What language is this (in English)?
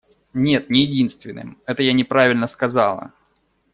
Russian